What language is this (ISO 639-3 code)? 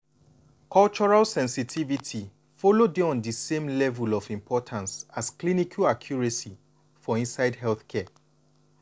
pcm